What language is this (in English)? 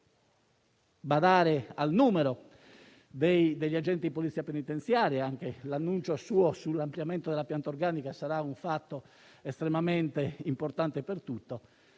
Italian